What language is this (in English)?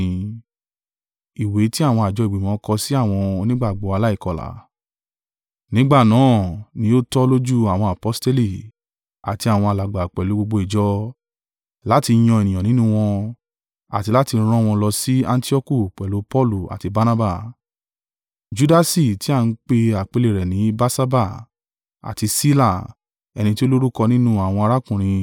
Yoruba